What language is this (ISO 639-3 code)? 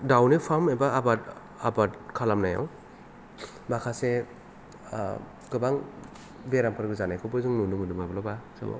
brx